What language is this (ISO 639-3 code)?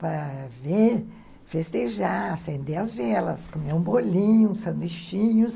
por